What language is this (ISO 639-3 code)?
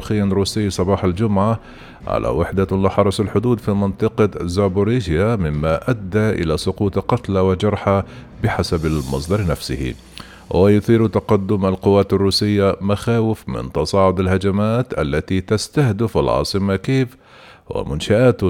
ara